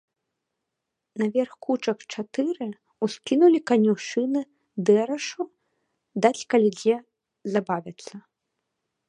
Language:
Belarusian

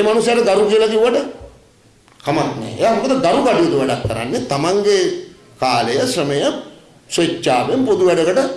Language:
Indonesian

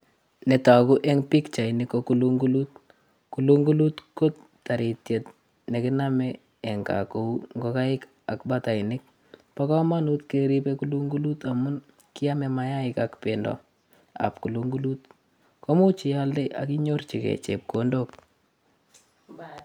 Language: Kalenjin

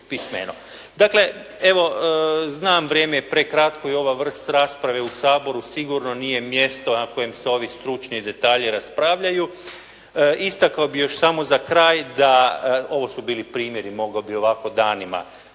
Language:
Croatian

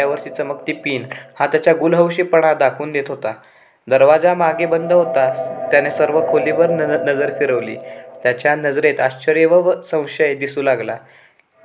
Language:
Marathi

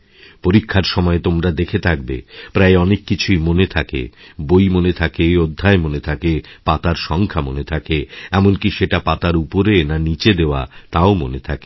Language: Bangla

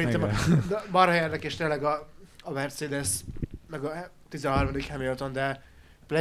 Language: Hungarian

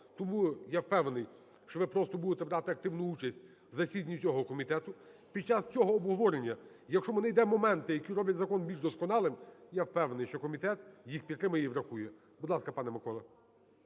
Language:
Ukrainian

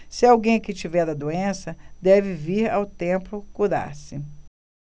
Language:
Portuguese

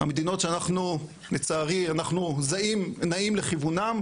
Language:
Hebrew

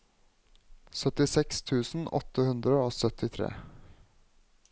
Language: Norwegian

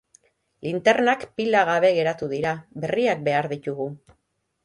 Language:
Basque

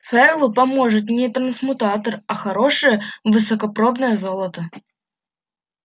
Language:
Russian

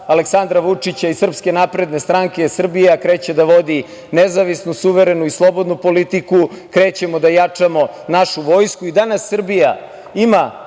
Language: Serbian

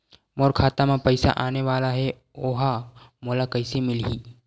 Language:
Chhattisgarhi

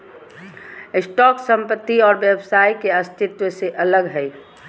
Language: Magahi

